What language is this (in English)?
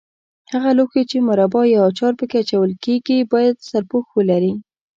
Pashto